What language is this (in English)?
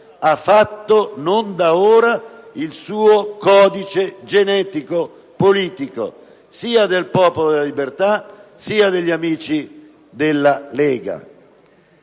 Italian